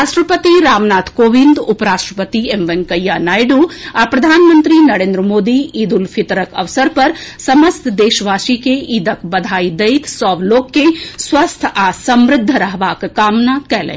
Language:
Maithili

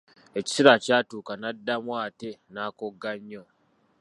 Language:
Ganda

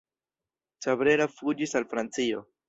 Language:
Esperanto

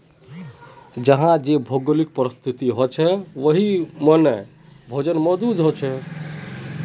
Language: Magahi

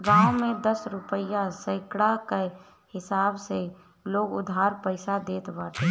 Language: Bhojpuri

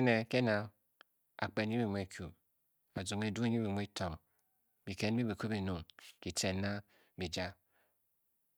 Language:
Bokyi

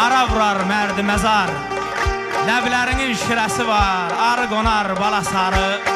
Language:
Turkish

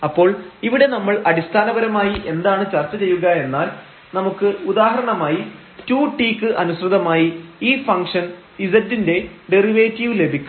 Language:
Malayalam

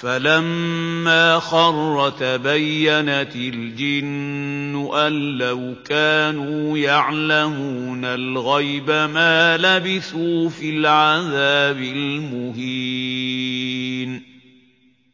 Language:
Arabic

